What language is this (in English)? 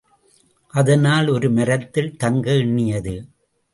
Tamil